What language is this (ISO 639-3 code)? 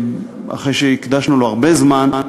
heb